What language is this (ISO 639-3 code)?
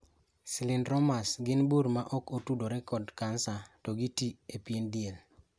luo